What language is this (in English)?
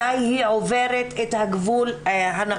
Hebrew